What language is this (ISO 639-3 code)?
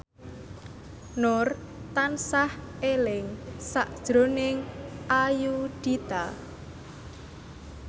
jav